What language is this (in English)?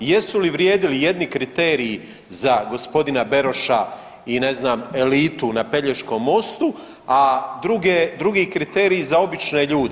Croatian